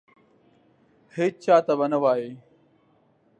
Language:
Pashto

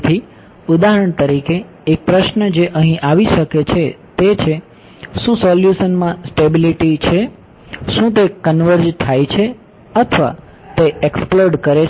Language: Gujarati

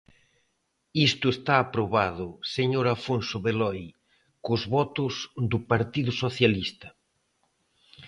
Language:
Galician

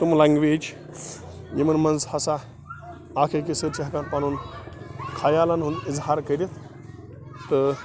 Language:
Kashmiri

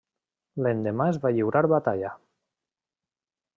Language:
Catalan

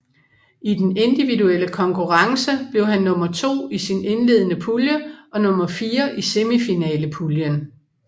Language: Danish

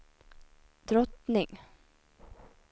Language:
Swedish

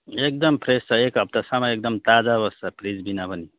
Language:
Nepali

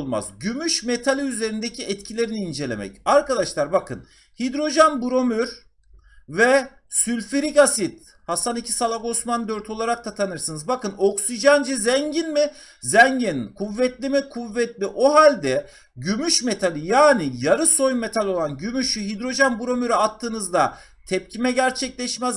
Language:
Turkish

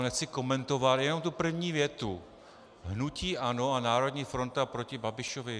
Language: Czech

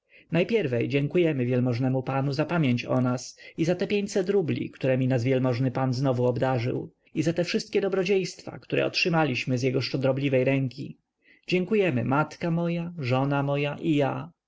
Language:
Polish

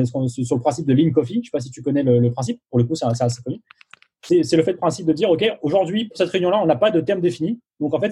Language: French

